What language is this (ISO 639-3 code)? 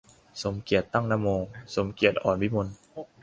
tha